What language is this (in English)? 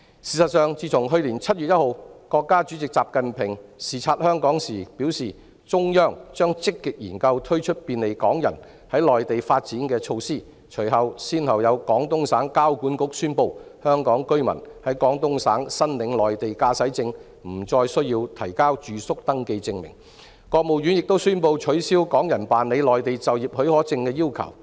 Cantonese